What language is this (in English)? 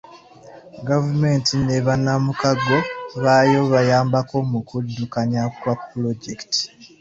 Ganda